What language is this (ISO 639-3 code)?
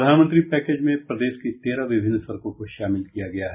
hin